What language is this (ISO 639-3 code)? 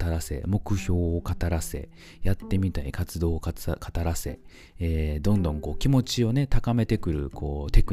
jpn